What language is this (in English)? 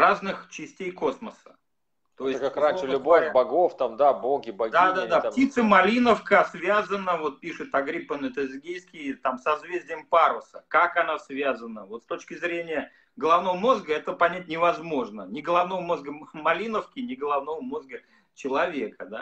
Russian